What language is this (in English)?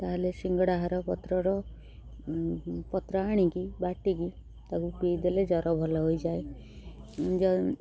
Odia